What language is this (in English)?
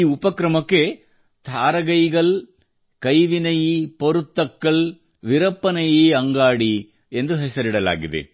Kannada